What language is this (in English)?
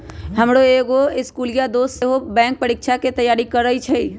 Magahi